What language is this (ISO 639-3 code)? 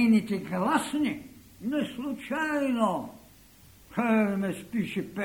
bul